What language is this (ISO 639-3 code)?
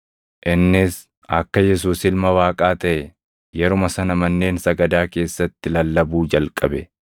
orm